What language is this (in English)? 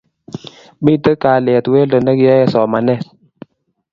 Kalenjin